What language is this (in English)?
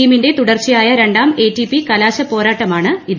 Malayalam